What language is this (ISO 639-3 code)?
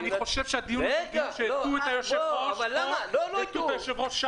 heb